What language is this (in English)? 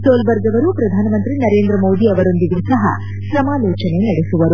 Kannada